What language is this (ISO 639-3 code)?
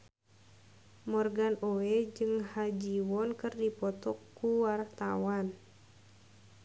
sun